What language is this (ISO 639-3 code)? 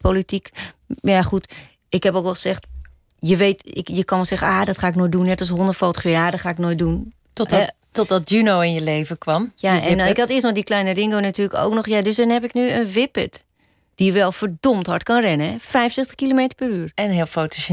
nld